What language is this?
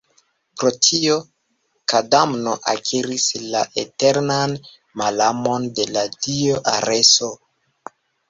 Esperanto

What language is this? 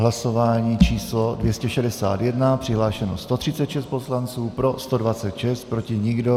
Czech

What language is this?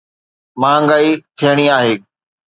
Sindhi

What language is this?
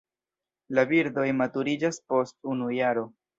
Esperanto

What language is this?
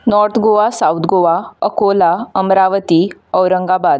Konkani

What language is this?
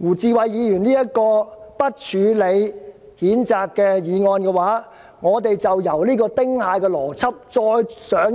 Cantonese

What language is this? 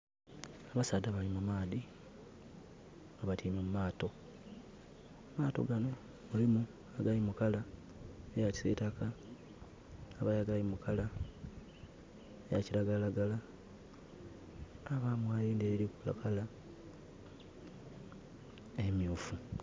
Soga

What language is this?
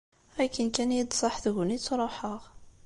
Kabyle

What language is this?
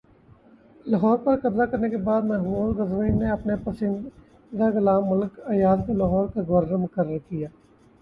Urdu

